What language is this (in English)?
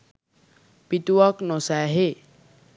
Sinhala